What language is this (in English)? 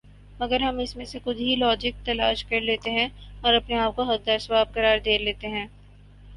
Urdu